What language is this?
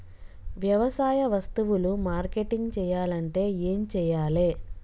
Telugu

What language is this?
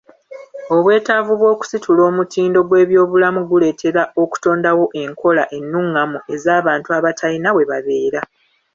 Ganda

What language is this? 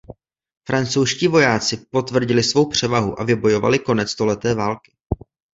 Czech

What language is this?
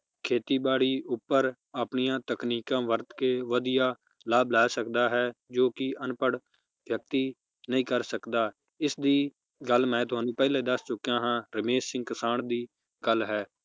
Punjabi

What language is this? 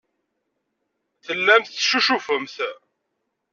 Kabyle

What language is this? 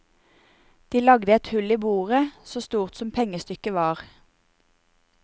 Norwegian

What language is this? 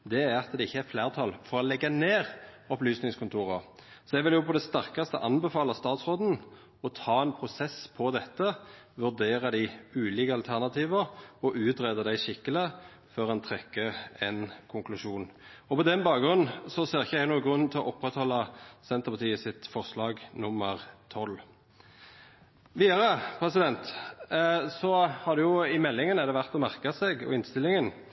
Norwegian Nynorsk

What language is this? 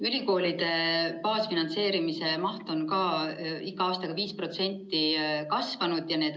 Estonian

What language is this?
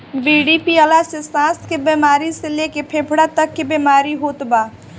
Bhojpuri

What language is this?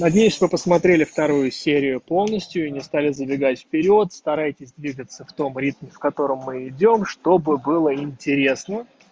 Russian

